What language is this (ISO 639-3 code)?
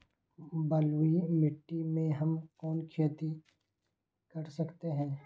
mag